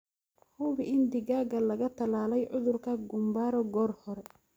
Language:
Somali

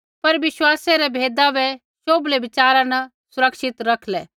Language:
Kullu Pahari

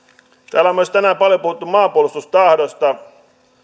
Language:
Finnish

